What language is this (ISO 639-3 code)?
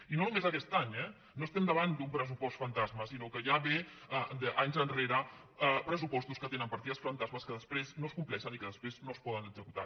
cat